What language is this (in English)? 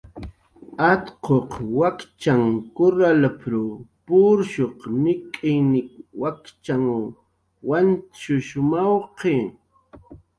Jaqaru